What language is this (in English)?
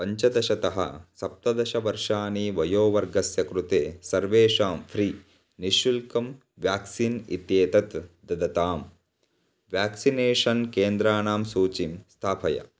Sanskrit